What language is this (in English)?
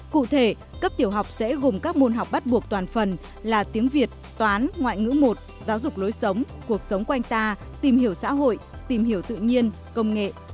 Vietnamese